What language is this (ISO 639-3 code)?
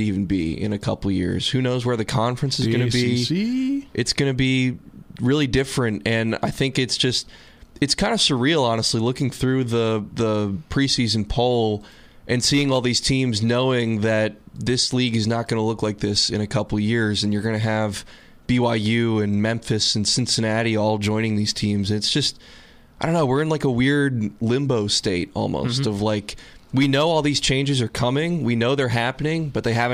eng